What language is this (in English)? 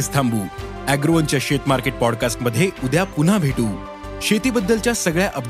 Marathi